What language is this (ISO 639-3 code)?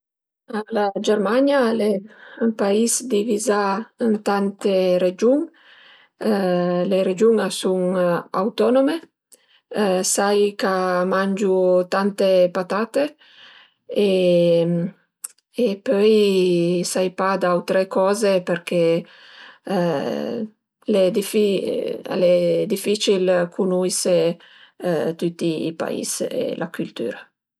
pms